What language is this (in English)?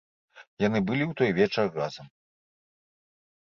Belarusian